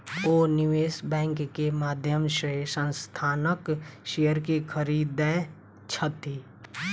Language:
Maithili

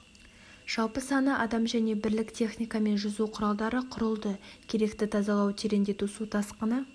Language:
Kazakh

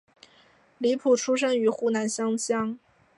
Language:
Chinese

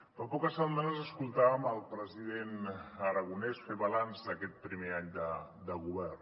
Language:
Catalan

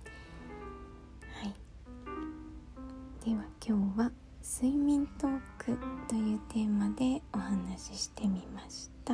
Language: Japanese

